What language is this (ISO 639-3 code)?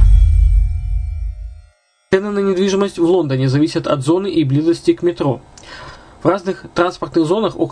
rus